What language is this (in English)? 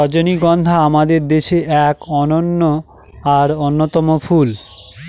Bangla